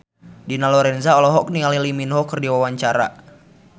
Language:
Sundanese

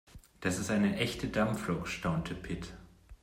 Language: German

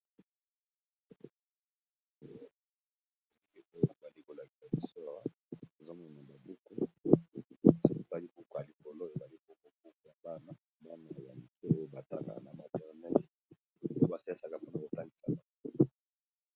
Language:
Lingala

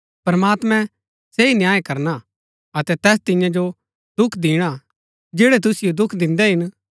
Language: Gaddi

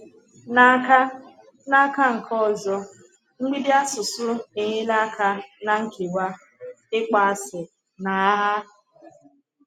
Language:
Igbo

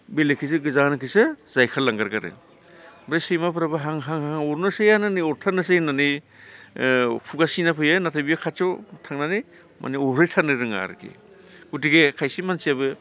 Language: Bodo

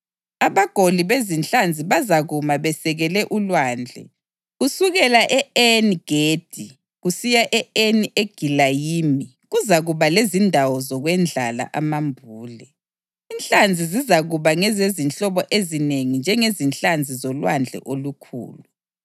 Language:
North Ndebele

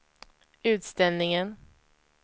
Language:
Swedish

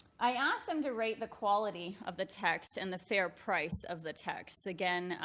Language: English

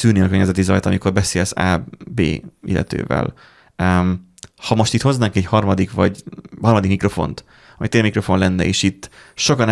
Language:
Hungarian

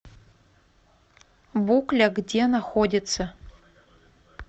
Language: Russian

